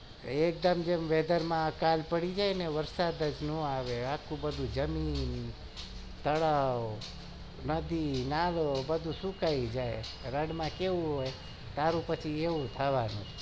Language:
Gujarati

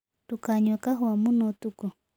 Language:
Kikuyu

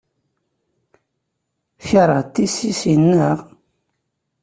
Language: Kabyle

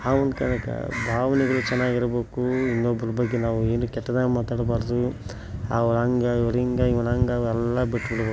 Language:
Kannada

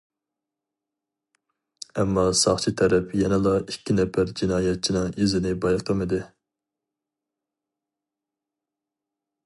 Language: Uyghur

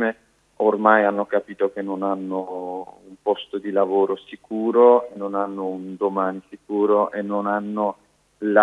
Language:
Italian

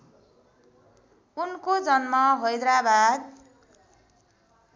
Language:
Nepali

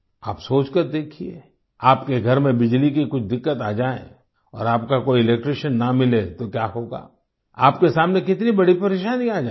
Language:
Hindi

